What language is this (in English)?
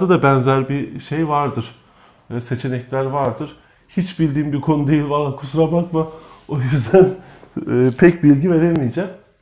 Turkish